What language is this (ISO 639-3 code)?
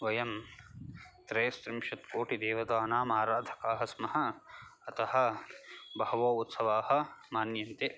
san